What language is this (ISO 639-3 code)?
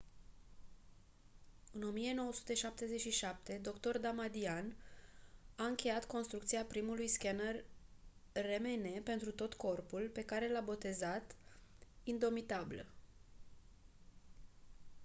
ron